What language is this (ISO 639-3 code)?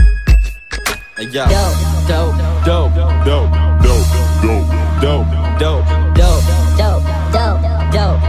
nld